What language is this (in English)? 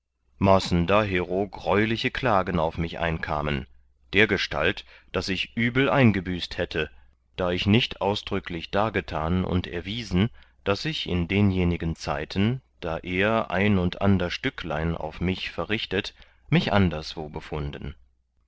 German